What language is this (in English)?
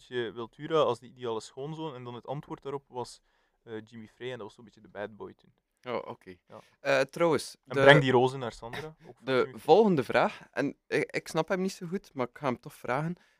Dutch